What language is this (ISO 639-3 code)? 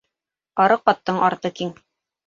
bak